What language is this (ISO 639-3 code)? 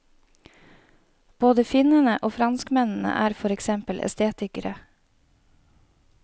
nor